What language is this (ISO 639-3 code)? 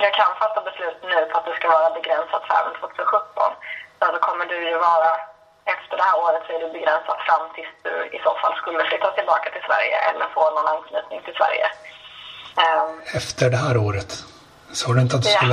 swe